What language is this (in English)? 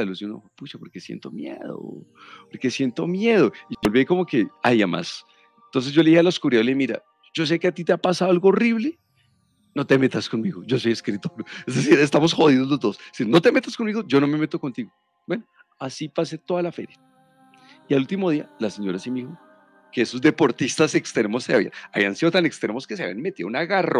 Spanish